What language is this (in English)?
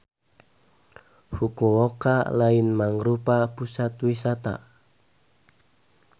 Sundanese